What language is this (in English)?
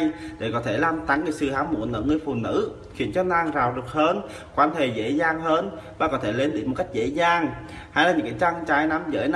Vietnamese